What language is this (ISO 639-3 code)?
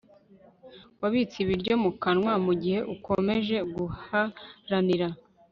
kin